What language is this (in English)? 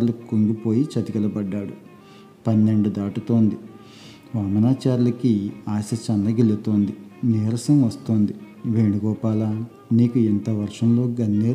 Telugu